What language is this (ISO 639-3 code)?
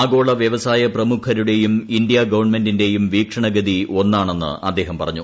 mal